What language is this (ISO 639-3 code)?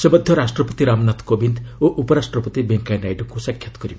ori